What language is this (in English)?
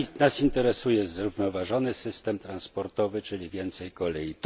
Polish